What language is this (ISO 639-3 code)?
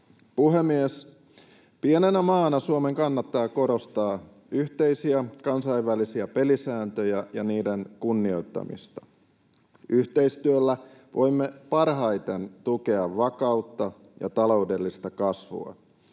fin